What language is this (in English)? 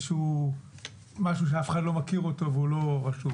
Hebrew